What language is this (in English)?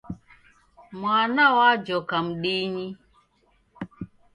Taita